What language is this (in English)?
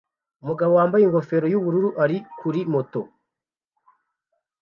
Kinyarwanda